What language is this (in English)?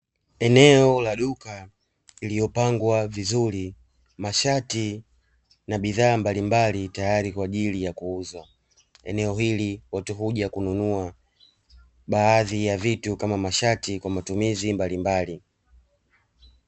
Swahili